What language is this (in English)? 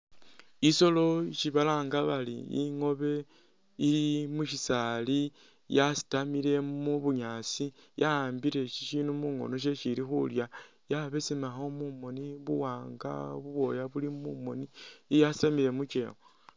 Masaaba